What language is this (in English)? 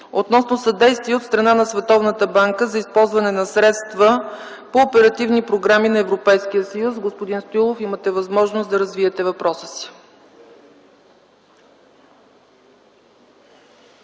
Bulgarian